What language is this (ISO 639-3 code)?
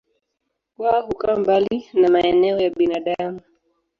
swa